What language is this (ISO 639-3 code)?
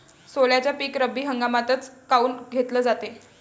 mar